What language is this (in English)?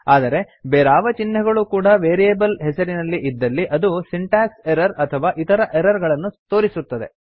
Kannada